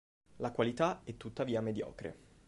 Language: Italian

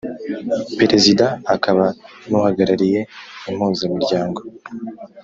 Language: Kinyarwanda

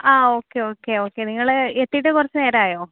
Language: Malayalam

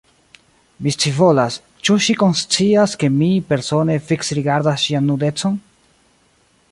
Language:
Esperanto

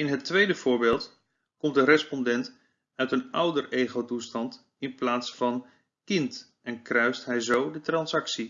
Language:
Dutch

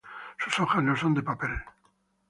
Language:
Spanish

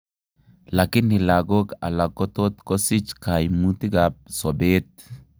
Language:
Kalenjin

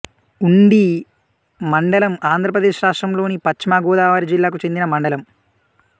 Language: Telugu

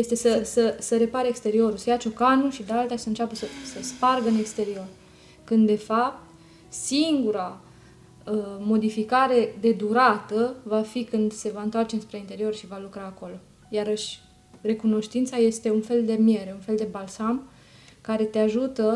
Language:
Romanian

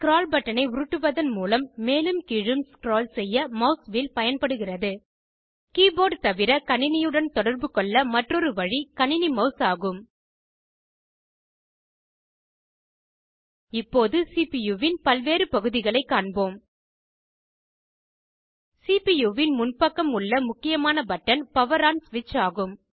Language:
Tamil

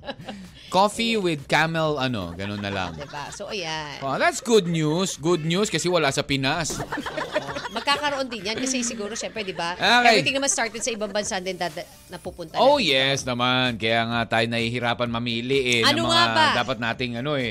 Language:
Filipino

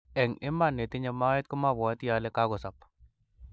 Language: Kalenjin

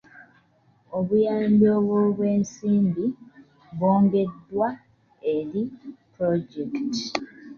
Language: Ganda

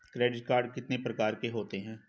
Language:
Hindi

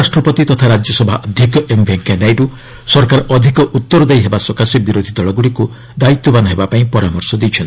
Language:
Odia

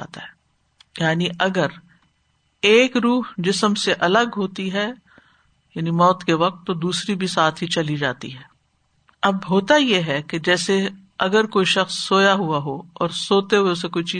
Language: Urdu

